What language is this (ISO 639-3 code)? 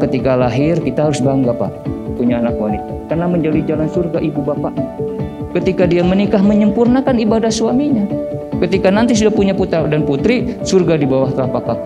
ind